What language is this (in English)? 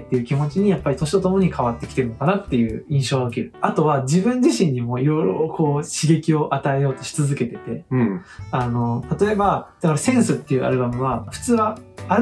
Japanese